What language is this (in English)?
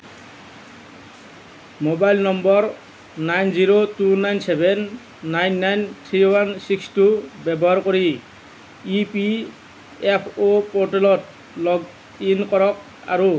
Assamese